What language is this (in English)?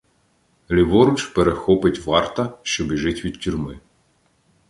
Ukrainian